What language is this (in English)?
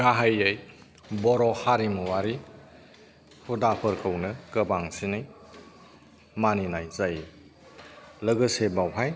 Bodo